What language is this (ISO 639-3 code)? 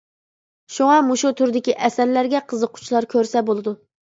uig